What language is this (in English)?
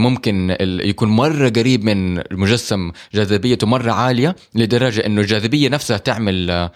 Arabic